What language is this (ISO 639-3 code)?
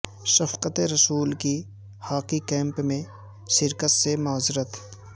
urd